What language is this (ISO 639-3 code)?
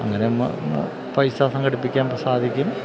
mal